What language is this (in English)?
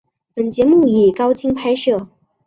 Chinese